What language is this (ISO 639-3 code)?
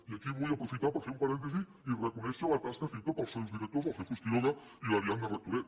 cat